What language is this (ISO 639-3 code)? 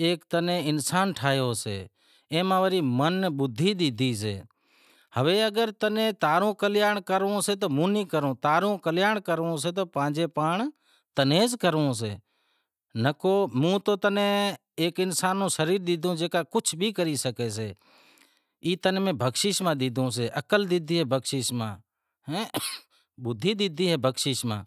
kxp